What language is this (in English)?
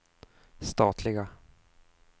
Swedish